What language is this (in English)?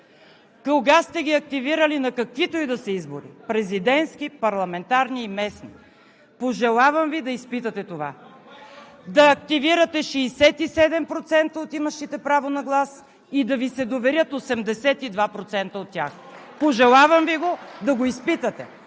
Bulgarian